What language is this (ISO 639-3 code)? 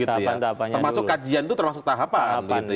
ind